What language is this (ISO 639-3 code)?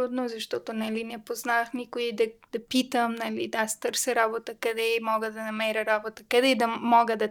bul